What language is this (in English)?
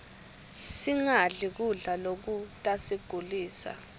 Swati